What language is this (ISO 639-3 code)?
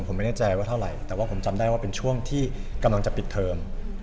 tha